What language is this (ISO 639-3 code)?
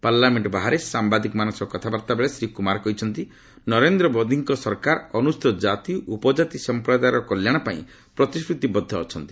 ori